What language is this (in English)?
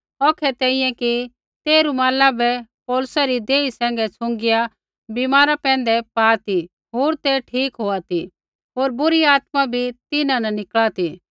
Kullu Pahari